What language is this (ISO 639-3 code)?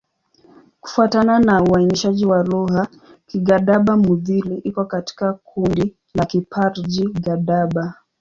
swa